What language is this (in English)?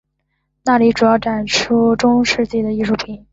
Chinese